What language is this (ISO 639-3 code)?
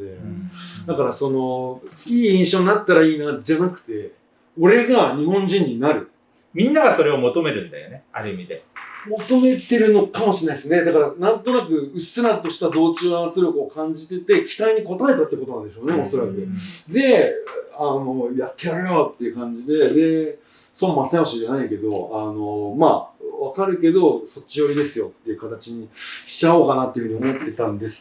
jpn